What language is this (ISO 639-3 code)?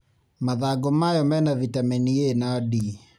kik